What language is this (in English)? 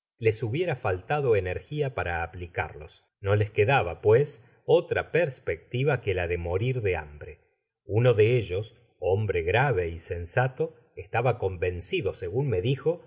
Spanish